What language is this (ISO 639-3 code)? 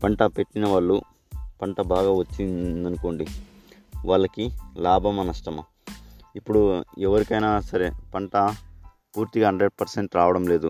tel